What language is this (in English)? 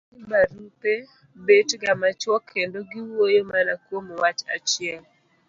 Luo (Kenya and Tanzania)